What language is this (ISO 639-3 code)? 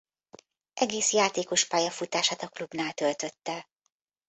hun